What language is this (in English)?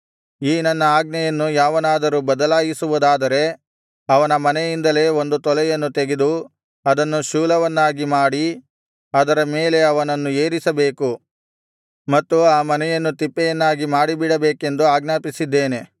Kannada